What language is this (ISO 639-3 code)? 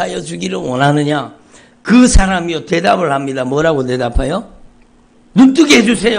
kor